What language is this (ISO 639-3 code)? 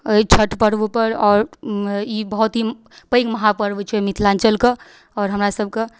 mai